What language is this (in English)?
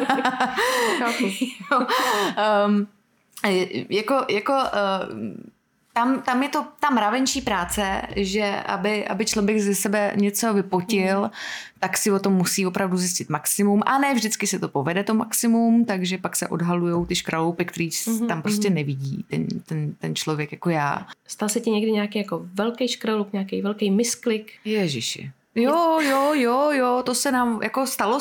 Czech